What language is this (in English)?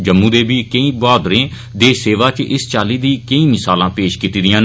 Dogri